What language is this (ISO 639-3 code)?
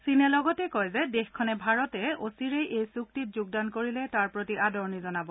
asm